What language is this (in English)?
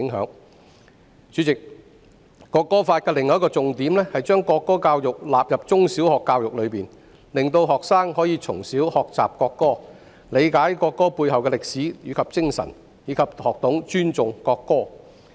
Cantonese